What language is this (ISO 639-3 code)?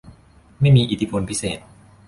tha